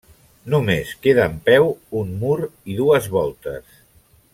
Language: Catalan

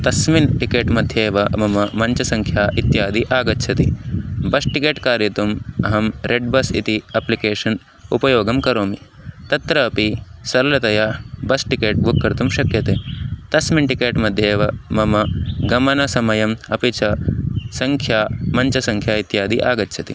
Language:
Sanskrit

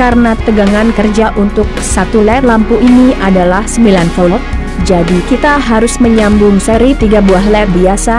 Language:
Indonesian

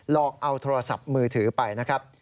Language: Thai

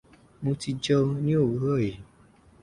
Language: Yoruba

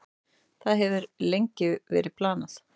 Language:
Icelandic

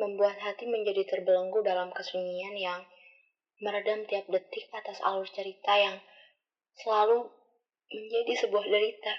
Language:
Indonesian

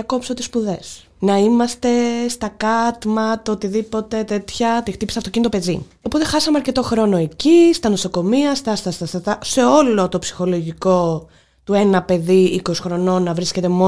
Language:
Greek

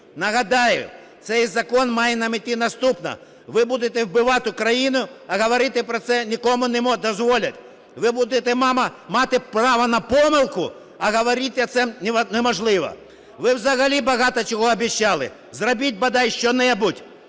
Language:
Ukrainian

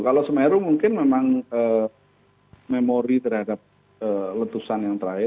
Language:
Indonesian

